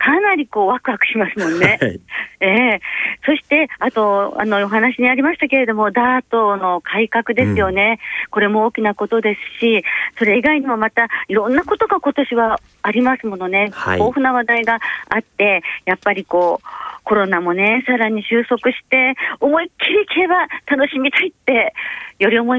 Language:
Japanese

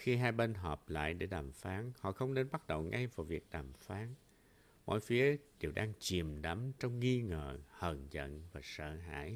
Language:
Vietnamese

